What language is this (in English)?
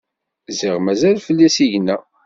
Kabyle